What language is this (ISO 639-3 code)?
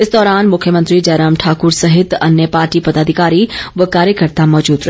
hin